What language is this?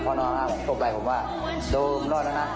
Thai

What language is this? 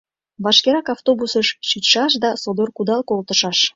Mari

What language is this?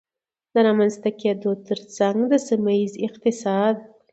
Pashto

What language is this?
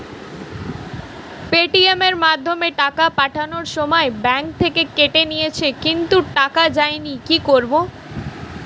Bangla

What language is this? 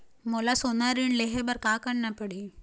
Chhattisgarhi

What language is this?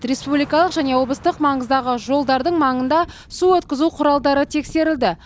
Kazakh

